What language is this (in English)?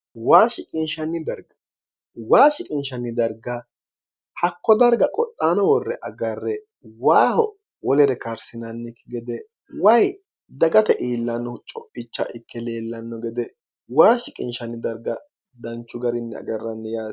Sidamo